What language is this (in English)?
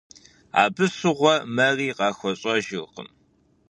Kabardian